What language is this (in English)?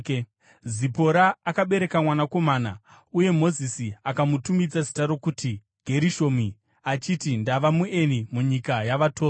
Shona